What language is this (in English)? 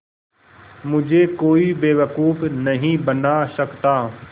Hindi